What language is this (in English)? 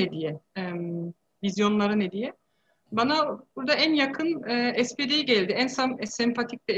Turkish